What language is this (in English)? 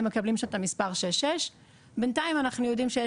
Hebrew